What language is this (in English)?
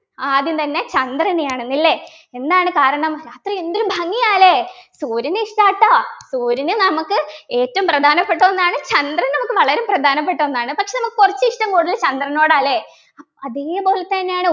Malayalam